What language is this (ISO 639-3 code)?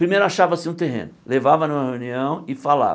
por